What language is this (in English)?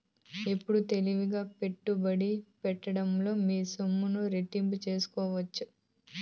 Telugu